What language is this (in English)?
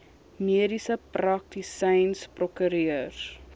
Afrikaans